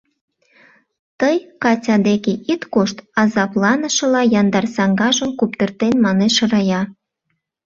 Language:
Mari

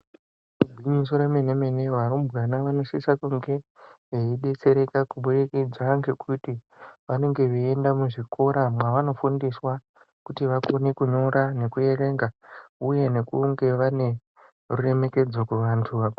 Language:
Ndau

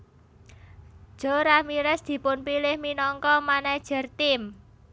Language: Javanese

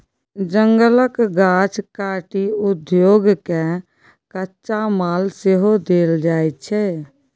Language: Maithili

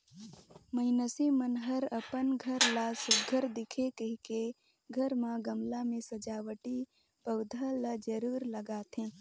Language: Chhattisgarhi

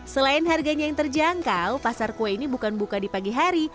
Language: Indonesian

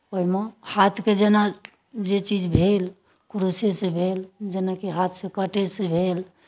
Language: Maithili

